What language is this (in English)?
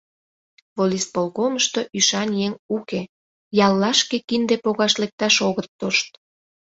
Mari